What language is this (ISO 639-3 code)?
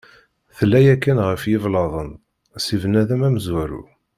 kab